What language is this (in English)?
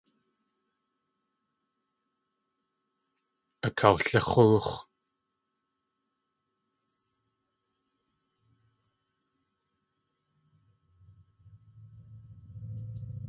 Tlingit